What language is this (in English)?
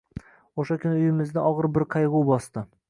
Uzbek